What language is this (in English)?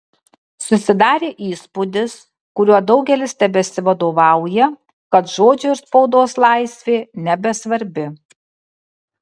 Lithuanian